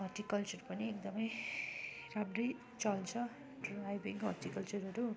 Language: Nepali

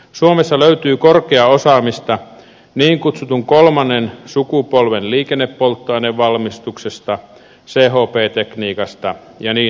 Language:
Finnish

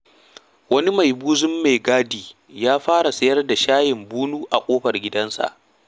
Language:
Hausa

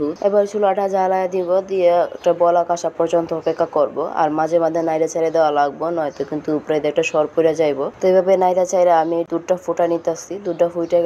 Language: Bangla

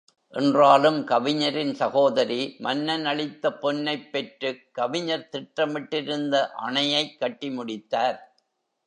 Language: Tamil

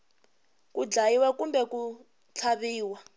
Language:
Tsonga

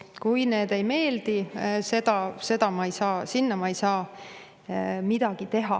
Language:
Estonian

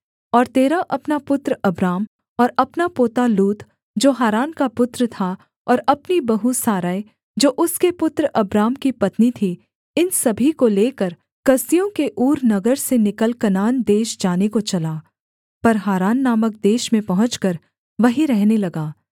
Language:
Hindi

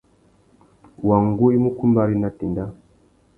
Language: Tuki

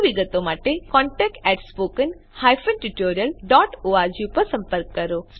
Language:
Gujarati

